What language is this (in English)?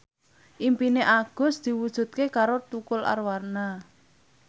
Javanese